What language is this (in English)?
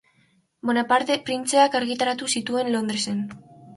Basque